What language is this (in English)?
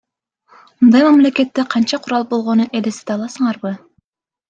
Kyrgyz